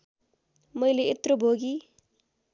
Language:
Nepali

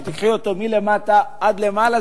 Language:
Hebrew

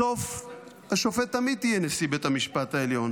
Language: Hebrew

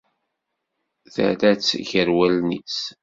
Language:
Kabyle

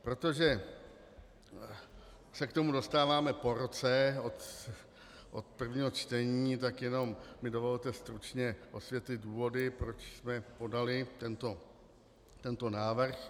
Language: Czech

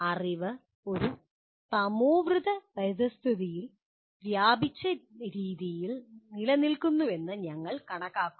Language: Malayalam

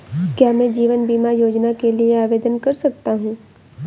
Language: Hindi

